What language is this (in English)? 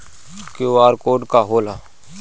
Bhojpuri